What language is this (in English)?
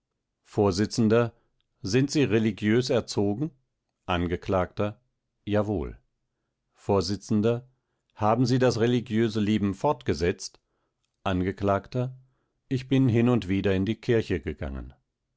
German